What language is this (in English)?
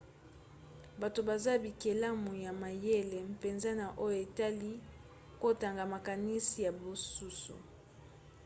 Lingala